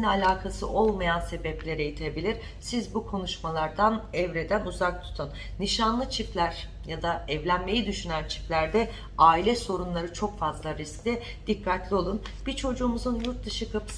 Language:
Turkish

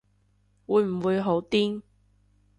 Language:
Cantonese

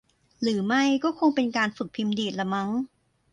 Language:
Thai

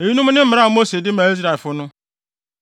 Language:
Akan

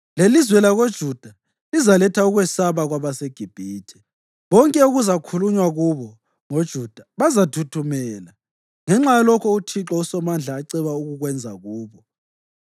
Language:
North Ndebele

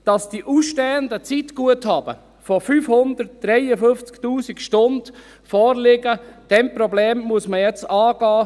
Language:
Swiss German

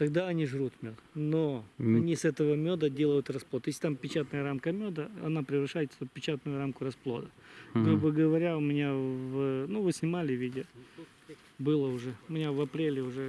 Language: Russian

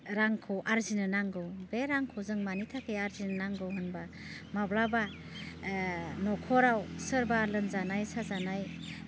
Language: Bodo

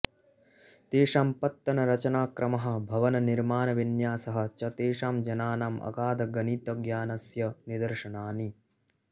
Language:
Sanskrit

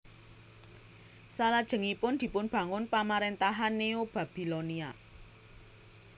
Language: Javanese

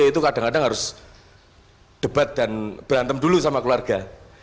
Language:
Indonesian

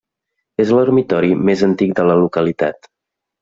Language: Catalan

